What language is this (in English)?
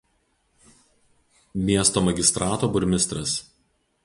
Lithuanian